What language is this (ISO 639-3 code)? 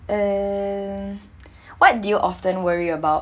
eng